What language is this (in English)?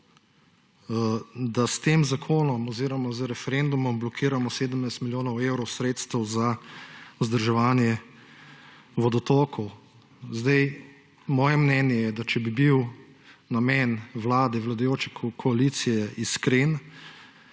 Slovenian